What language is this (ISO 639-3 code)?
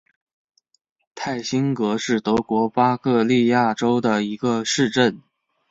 zho